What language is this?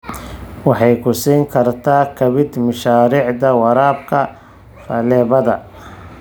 Somali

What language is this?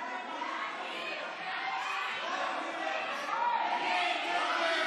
Hebrew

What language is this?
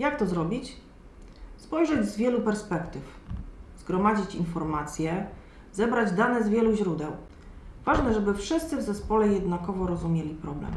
Polish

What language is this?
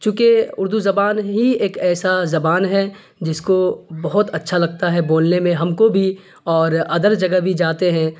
Urdu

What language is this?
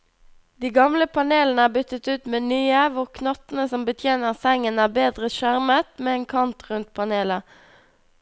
Norwegian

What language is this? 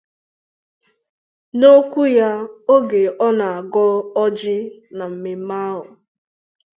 Igbo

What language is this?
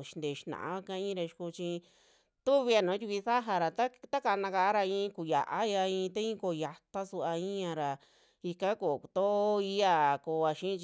Western Juxtlahuaca Mixtec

